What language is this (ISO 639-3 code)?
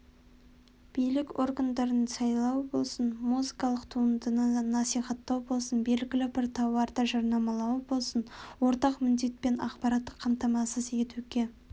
kaz